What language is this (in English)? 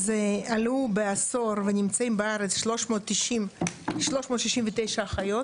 Hebrew